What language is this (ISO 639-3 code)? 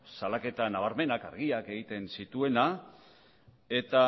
eus